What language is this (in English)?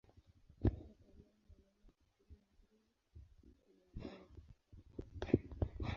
Swahili